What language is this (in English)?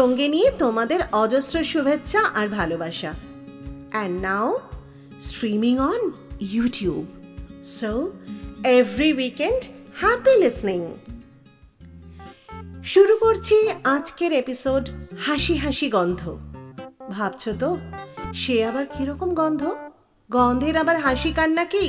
Bangla